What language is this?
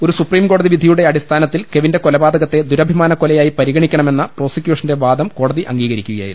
Malayalam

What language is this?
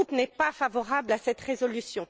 French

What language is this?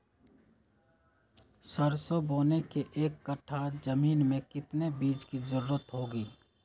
Magahi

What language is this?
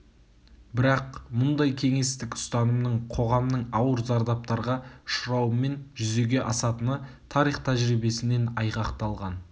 Kazakh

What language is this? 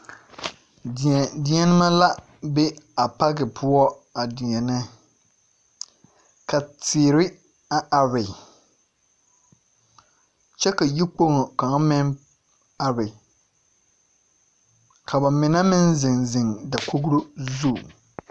Southern Dagaare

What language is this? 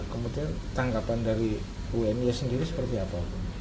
Indonesian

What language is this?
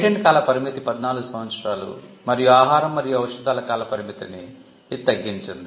Telugu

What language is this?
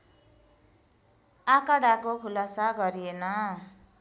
Nepali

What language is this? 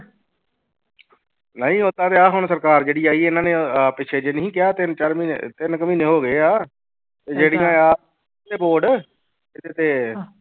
Punjabi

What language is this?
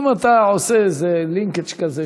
Hebrew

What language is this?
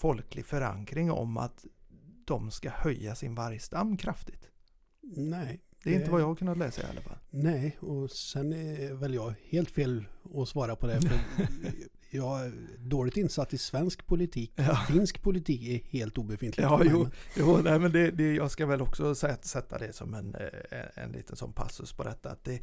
Swedish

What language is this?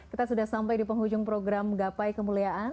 Indonesian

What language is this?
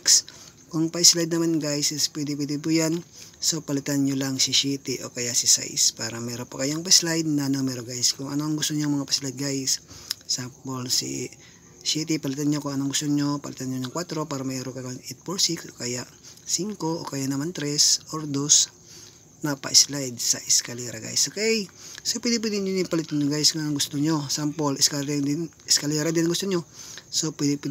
Filipino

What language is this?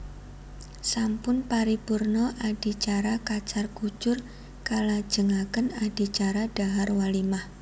Javanese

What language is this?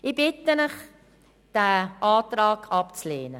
Swiss German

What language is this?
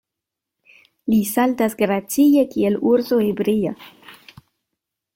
Esperanto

